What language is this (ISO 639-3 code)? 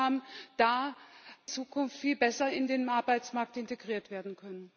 deu